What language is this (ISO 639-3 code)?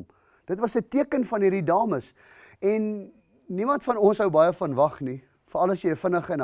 nld